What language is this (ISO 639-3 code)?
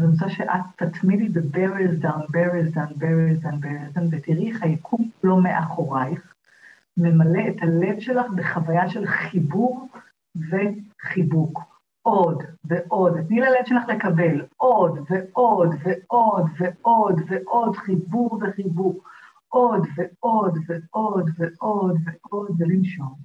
heb